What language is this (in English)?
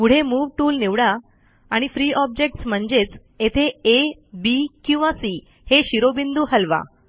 Marathi